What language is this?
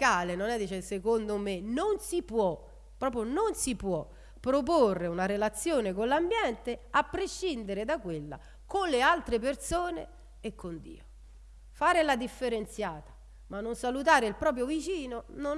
Italian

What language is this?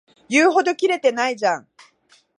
Japanese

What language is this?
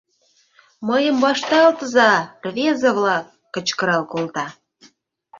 Mari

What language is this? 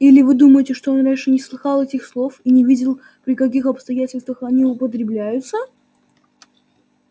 Russian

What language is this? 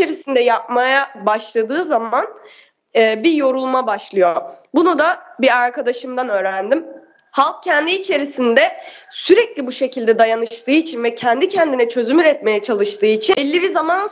Turkish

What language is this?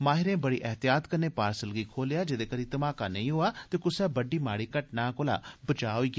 Dogri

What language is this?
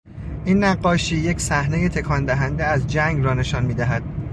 Persian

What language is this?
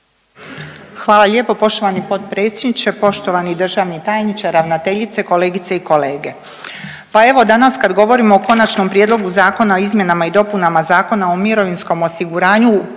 Croatian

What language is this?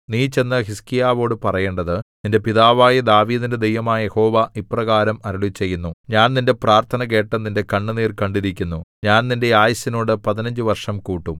Malayalam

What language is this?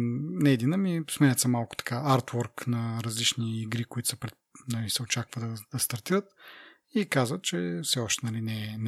Bulgarian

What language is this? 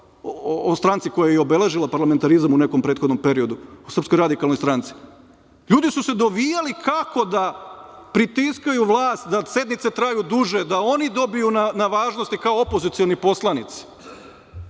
Serbian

